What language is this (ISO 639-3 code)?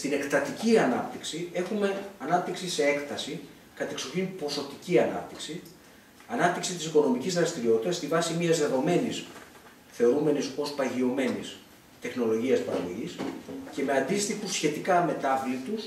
ell